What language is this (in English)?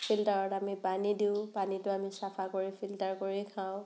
Assamese